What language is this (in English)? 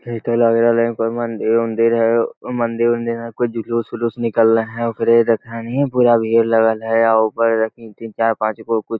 Magahi